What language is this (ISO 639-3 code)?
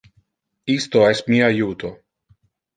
ina